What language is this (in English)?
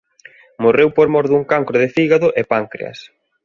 Galician